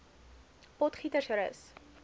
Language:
Afrikaans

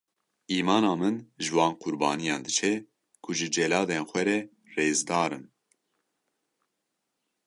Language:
Kurdish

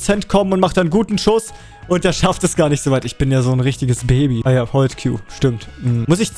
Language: German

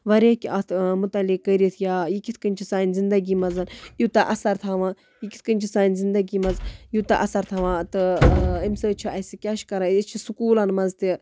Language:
Kashmiri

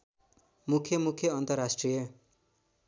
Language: Nepali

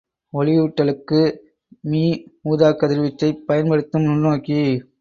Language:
Tamil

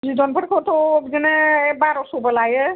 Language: Bodo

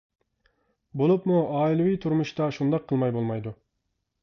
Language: Uyghur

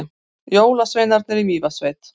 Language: Icelandic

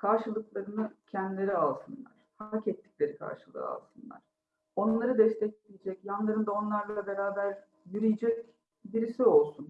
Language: Turkish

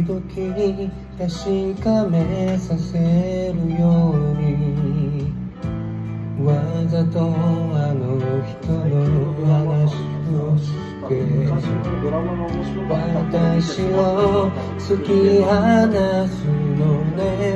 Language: Japanese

